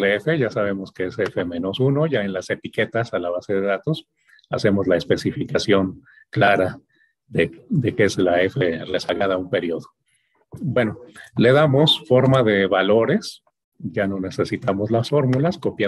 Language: Spanish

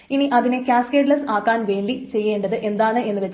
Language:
Malayalam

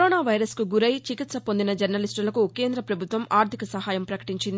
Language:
Telugu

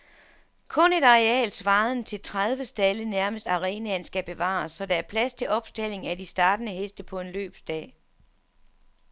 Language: Danish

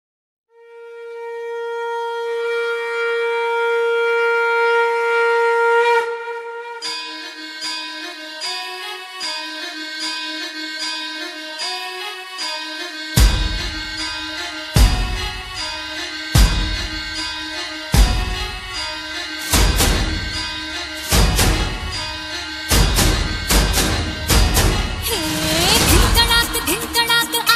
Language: Hindi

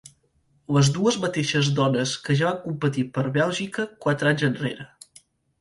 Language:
Catalan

